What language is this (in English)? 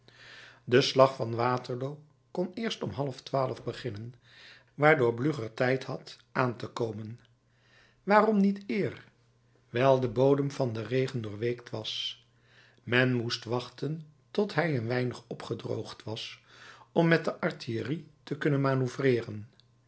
Dutch